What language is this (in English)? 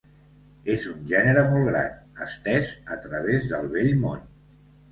Catalan